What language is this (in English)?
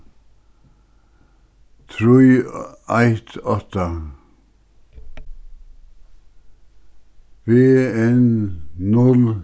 Faroese